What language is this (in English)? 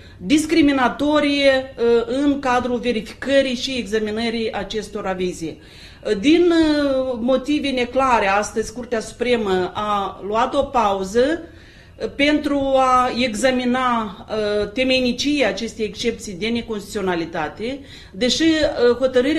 Romanian